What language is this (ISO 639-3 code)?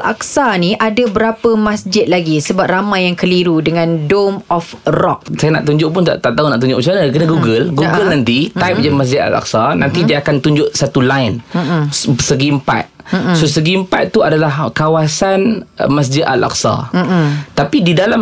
msa